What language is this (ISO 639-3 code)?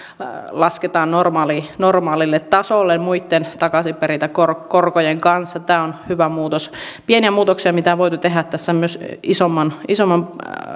fin